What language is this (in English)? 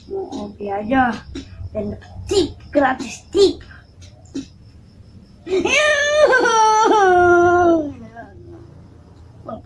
Indonesian